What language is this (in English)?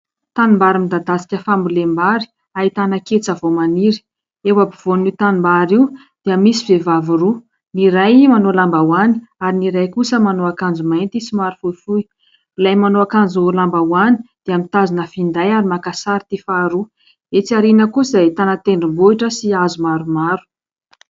Malagasy